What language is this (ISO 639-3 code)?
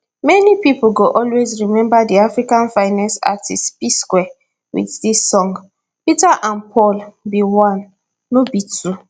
pcm